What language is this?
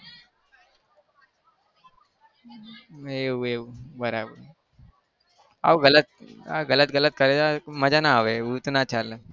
Gujarati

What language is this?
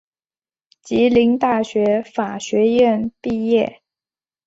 Chinese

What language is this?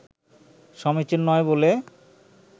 Bangla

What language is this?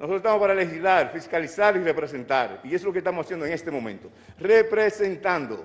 Spanish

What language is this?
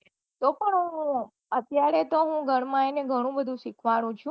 Gujarati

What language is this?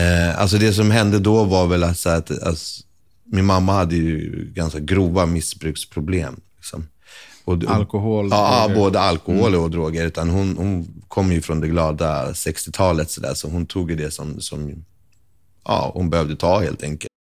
Swedish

